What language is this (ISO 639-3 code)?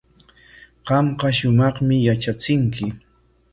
qwa